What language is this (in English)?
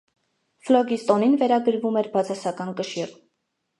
Armenian